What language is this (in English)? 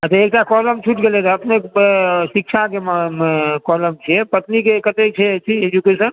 Maithili